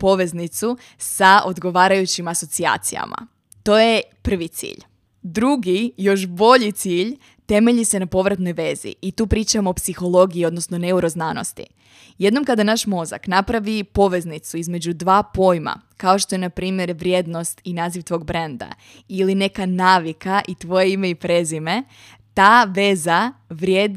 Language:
Croatian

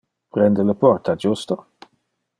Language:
Interlingua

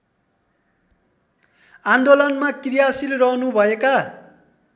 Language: Nepali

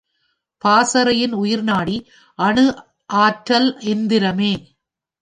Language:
Tamil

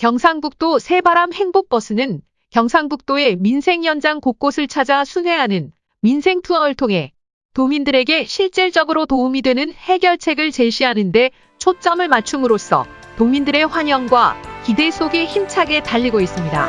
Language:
Korean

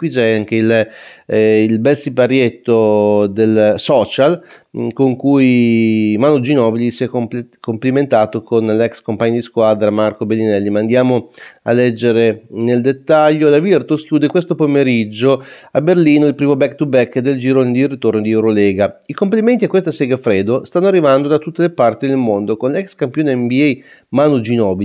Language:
Italian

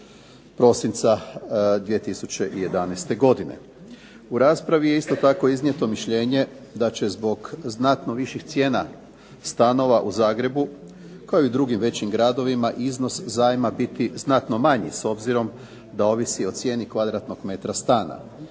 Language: Croatian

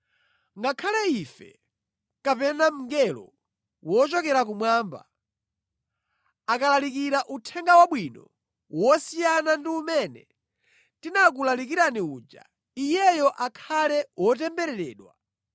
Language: Nyanja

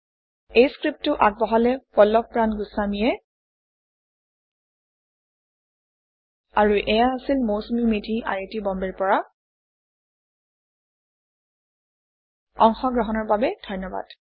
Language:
Assamese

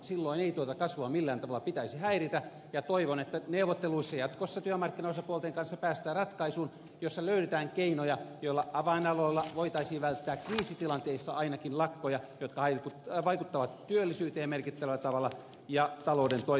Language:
Finnish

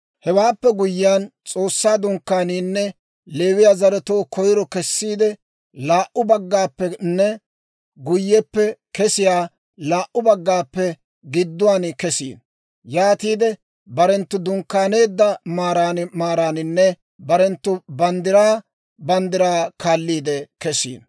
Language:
Dawro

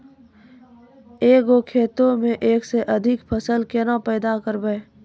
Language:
Maithili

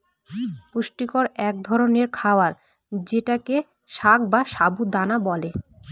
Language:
Bangla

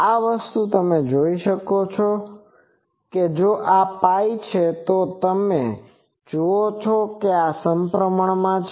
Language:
Gujarati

